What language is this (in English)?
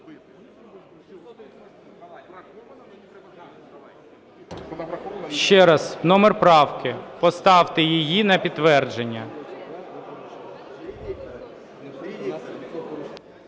Ukrainian